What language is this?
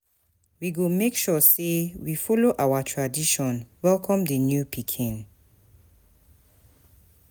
Nigerian Pidgin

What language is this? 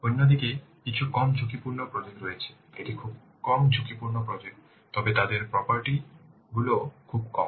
Bangla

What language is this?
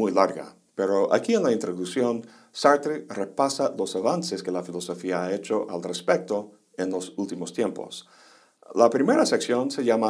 Spanish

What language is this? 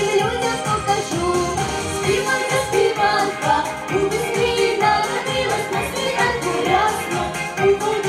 Romanian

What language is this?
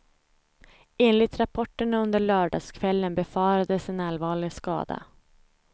Swedish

